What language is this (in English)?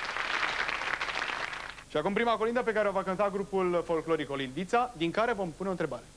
Romanian